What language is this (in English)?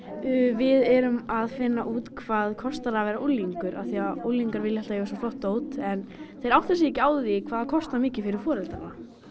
Icelandic